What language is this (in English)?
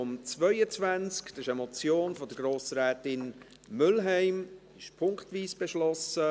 Swiss German